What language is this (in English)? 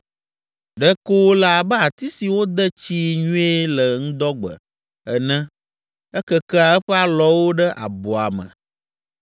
Ewe